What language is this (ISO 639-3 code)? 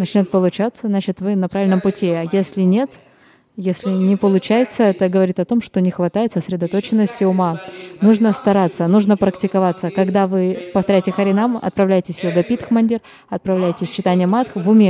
rus